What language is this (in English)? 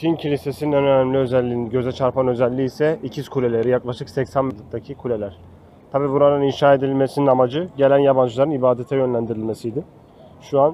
Turkish